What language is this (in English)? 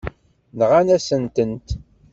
Kabyle